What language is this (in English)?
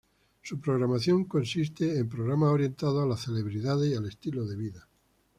Spanish